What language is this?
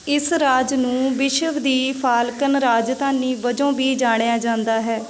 Punjabi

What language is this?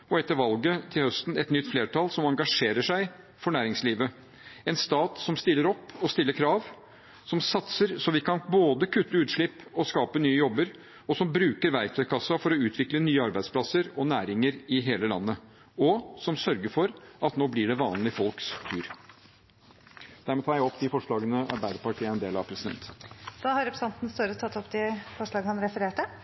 Norwegian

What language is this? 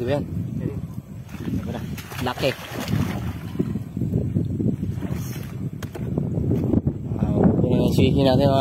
Filipino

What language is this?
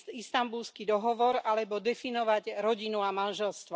Slovak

